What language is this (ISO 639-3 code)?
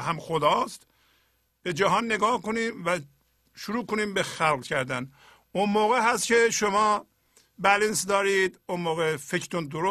fas